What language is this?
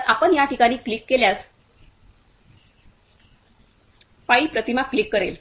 Marathi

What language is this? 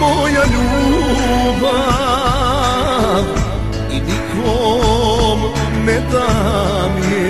Romanian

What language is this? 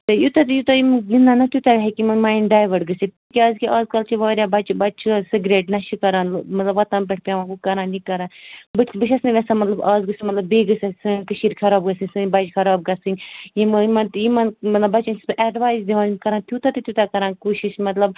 Kashmiri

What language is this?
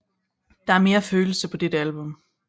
Danish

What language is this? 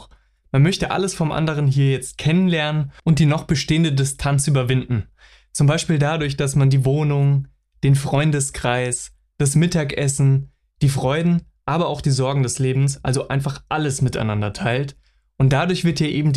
German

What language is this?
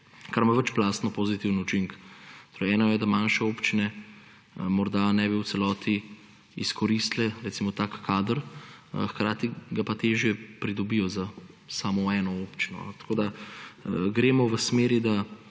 Slovenian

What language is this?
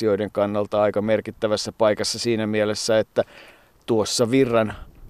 Finnish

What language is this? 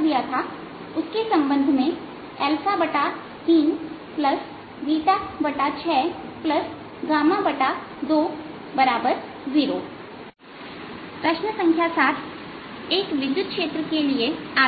Hindi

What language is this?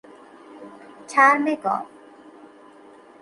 Persian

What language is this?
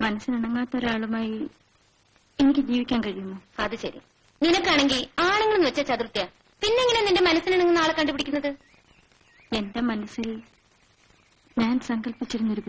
Arabic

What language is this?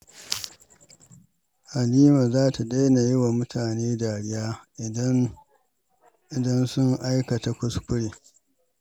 Hausa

